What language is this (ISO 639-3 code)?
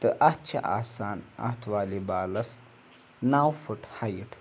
kas